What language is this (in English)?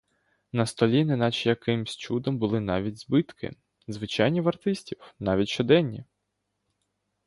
Ukrainian